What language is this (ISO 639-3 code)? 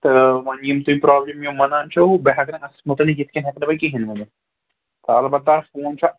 kas